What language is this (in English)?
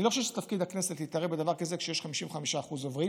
Hebrew